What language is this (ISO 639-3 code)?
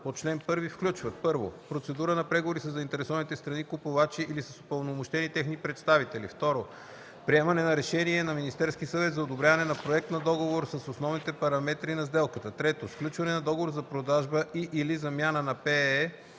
bul